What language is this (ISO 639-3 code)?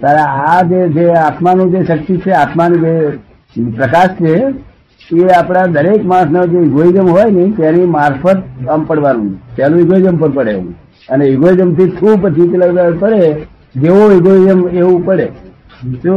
guj